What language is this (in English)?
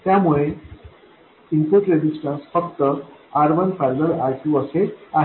Marathi